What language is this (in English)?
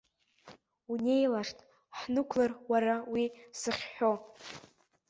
Abkhazian